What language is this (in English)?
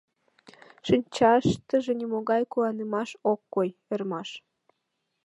Mari